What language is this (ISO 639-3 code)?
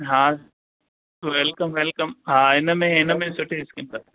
snd